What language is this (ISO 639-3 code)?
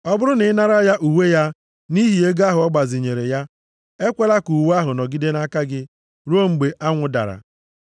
ibo